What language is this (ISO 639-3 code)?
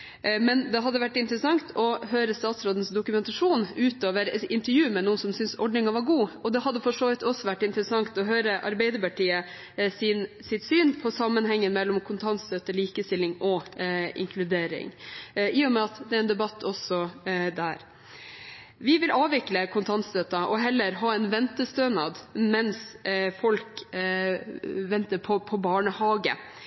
nob